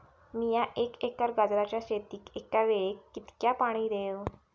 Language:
Marathi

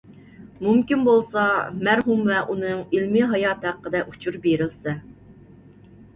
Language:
Uyghur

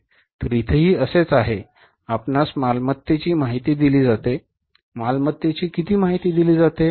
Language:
Marathi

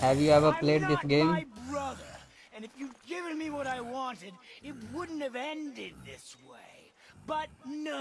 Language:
English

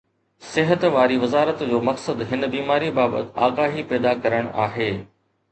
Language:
Sindhi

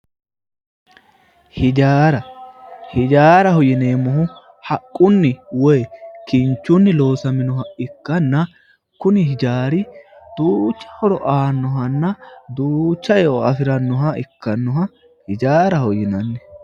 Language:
Sidamo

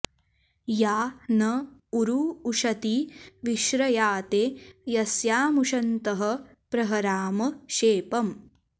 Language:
Sanskrit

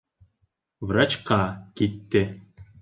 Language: Bashkir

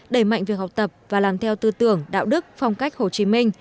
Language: Vietnamese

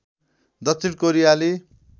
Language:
Nepali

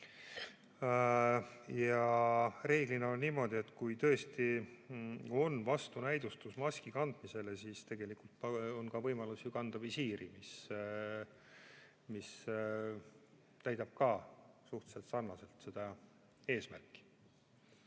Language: Estonian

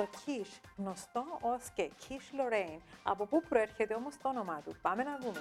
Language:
Greek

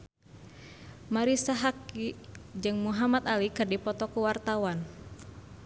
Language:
Sundanese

